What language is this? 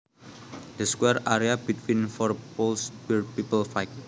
Javanese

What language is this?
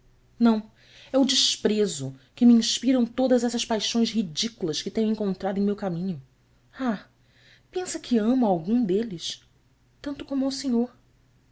Portuguese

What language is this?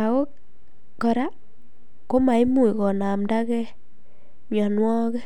Kalenjin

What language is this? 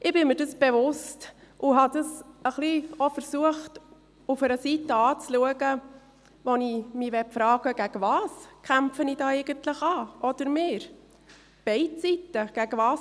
Swiss German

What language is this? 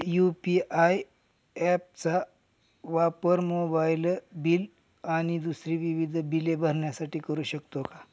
Marathi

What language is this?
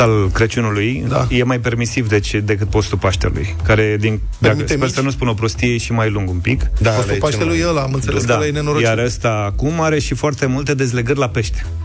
Romanian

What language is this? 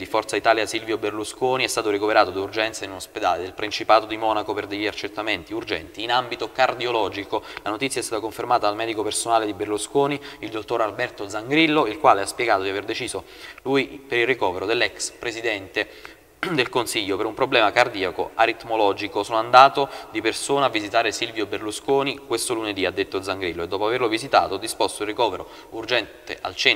Italian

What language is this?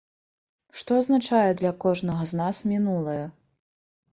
Belarusian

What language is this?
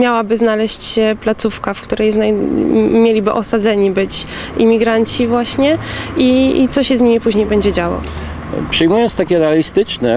Polish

